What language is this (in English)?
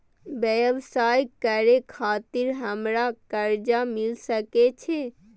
Maithili